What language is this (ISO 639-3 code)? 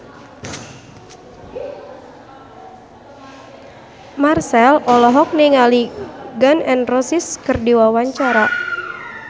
sun